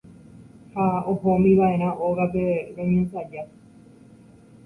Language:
Guarani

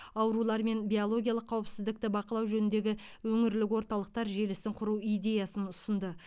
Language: Kazakh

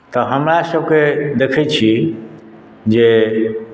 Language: Maithili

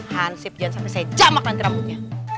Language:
Indonesian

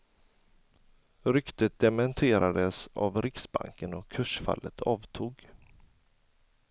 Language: Swedish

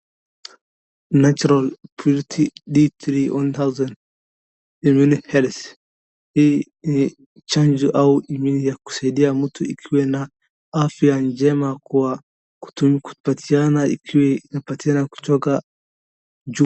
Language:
Swahili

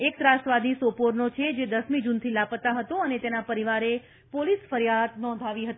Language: Gujarati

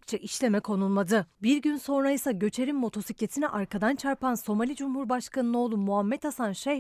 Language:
Turkish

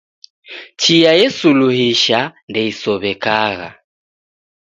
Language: Taita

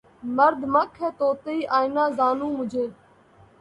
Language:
Urdu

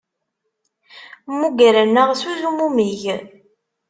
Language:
Kabyle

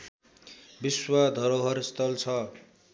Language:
Nepali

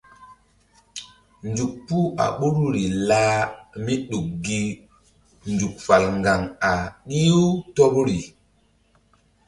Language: Mbum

